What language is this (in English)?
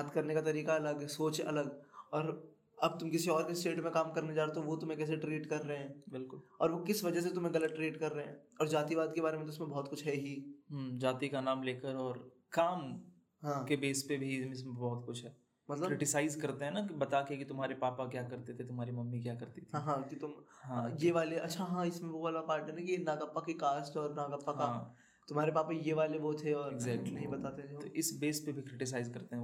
Hindi